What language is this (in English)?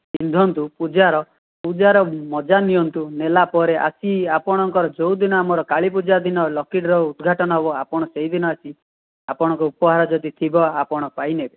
Odia